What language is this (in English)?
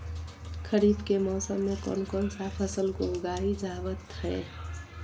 Magahi